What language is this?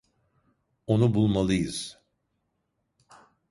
Turkish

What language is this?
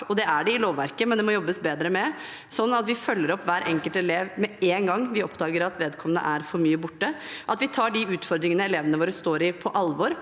Norwegian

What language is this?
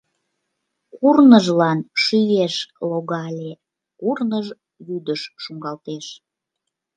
Mari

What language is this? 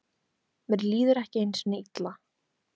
Icelandic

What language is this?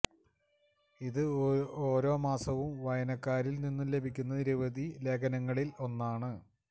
Malayalam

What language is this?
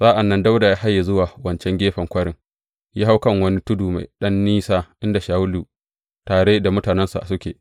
Hausa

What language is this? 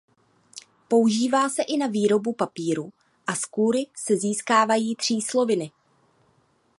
Czech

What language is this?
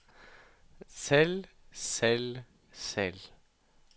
Norwegian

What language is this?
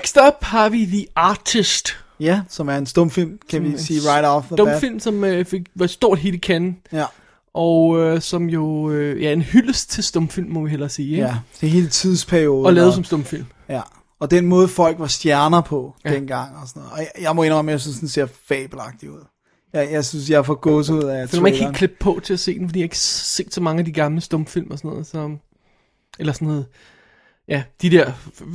Danish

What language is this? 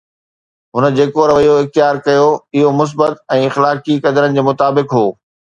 Sindhi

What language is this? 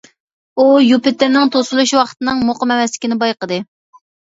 Uyghur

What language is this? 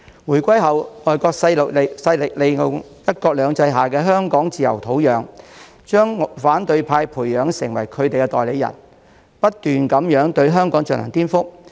Cantonese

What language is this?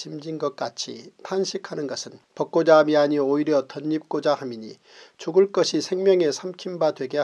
Korean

